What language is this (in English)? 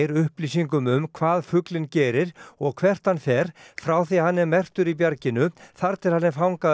Icelandic